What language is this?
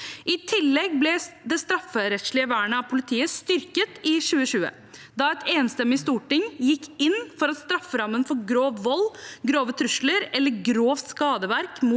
Norwegian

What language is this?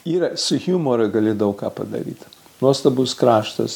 Lithuanian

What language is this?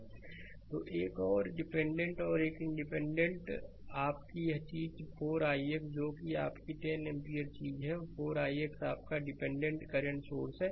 Hindi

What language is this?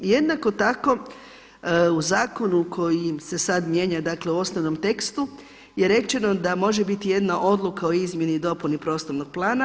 Croatian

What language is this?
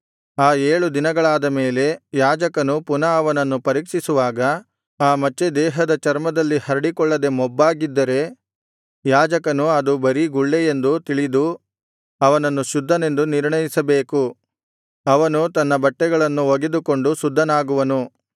Kannada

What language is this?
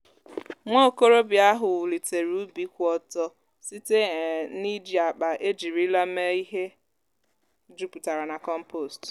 Igbo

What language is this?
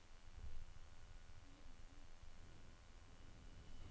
Norwegian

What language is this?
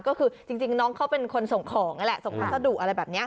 Thai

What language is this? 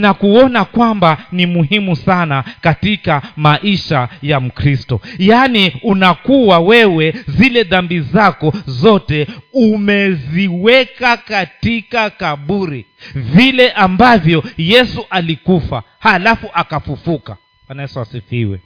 Swahili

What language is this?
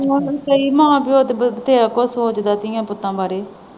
Punjabi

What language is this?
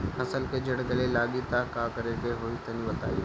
Bhojpuri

